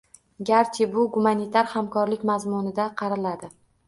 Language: Uzbek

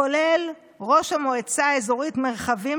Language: Hebrew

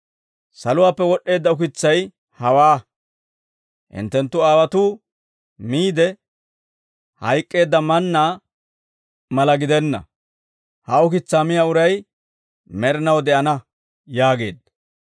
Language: Dawro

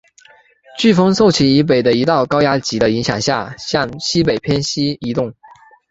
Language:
Chinese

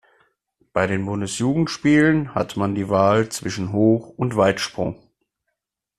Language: German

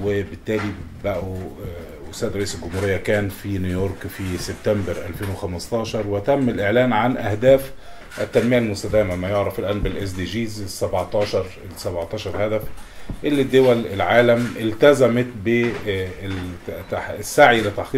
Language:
Arabic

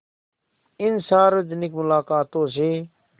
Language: Hindi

